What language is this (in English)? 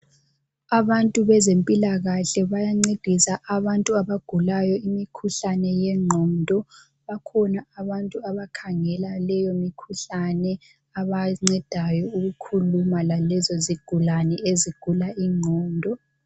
North Ndebele